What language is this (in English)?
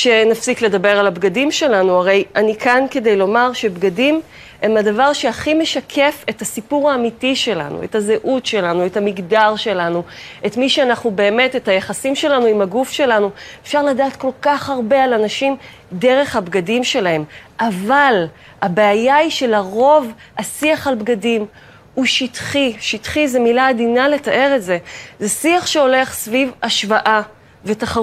Hebrew